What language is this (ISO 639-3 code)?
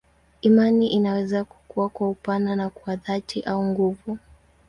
swa